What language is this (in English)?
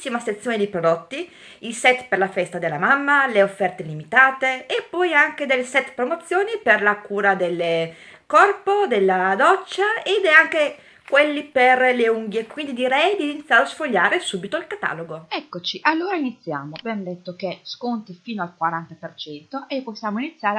Italian